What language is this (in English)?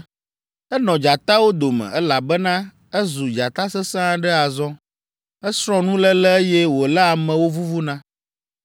Ewe